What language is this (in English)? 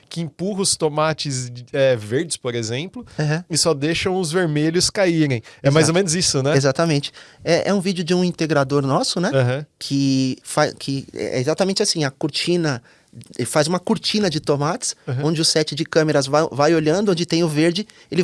Portuguese